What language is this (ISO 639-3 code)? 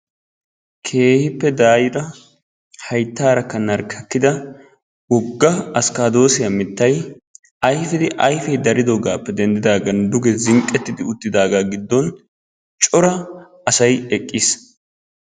wal